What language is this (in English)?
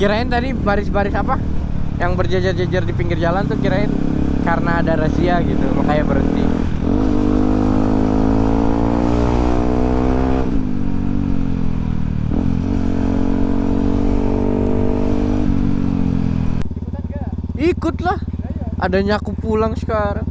Indonesian